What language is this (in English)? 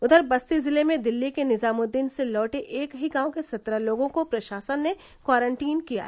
Hindi